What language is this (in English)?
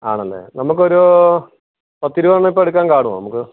Malayalam